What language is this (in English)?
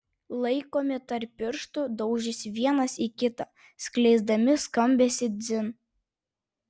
Lithuanian